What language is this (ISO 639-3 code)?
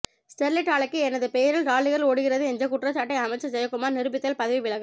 tam